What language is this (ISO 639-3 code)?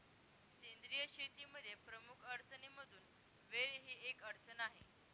mar